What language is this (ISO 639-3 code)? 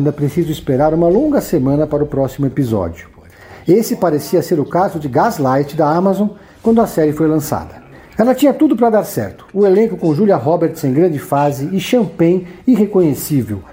por